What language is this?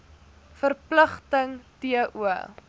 Afrikaans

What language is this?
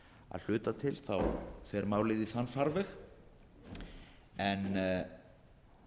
Icelandic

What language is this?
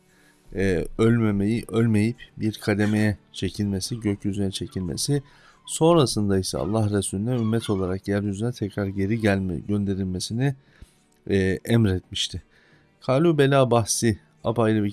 Turkish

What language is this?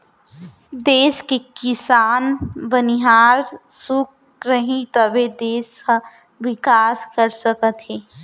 Chhattisgarhi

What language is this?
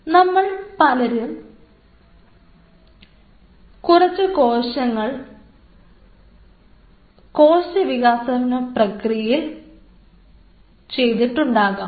Malayalam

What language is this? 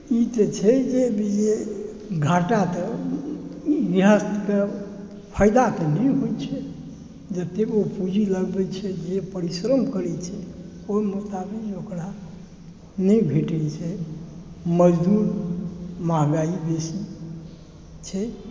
Maithili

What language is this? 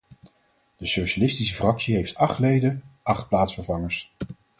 Dutch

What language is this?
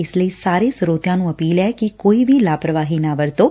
Punjabi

